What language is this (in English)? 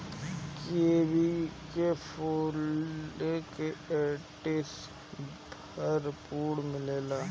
Bhojpuri